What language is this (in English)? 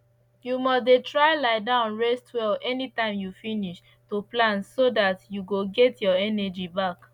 Nigerian Pidgin